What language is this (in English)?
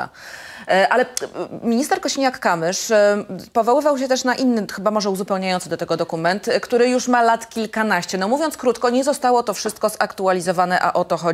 Polish